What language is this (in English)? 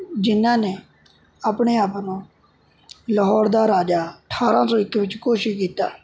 Punjabi